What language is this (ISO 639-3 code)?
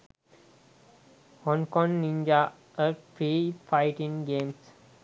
sin